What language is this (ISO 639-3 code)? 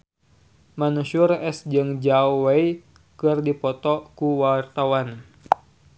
sun